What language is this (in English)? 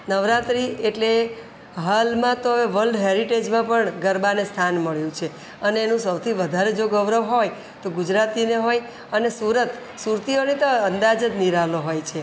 Gujarati